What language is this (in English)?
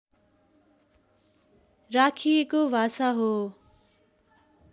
Nepali